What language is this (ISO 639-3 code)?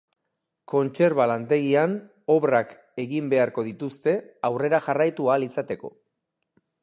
eus